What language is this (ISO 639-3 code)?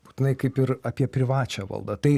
lit